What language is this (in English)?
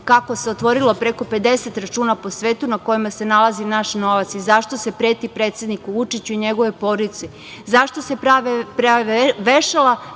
Serbian